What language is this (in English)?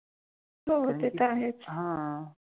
Marathi